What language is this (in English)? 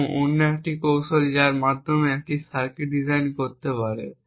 Bangla